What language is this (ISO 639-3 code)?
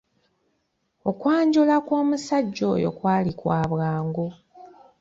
lug